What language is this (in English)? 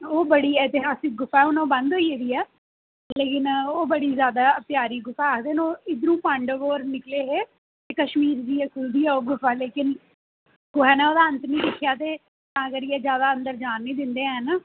Dogri